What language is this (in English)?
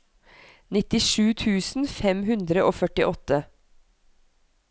Norwegian